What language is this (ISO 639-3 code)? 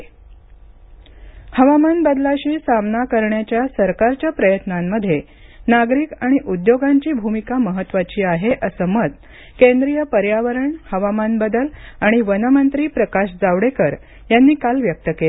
mar